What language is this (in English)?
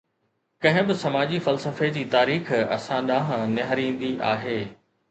Sindhi